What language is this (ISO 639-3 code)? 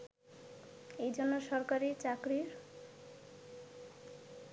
ben